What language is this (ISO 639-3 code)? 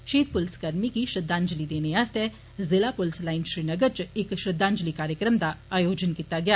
doi